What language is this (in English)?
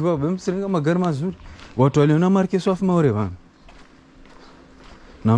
French